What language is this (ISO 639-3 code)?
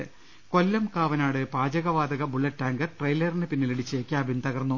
mal